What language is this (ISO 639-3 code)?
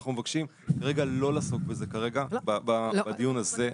heb